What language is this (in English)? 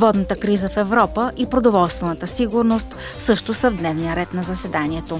Bulgarian